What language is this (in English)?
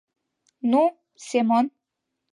Mari